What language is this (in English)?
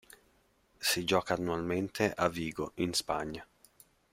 Italian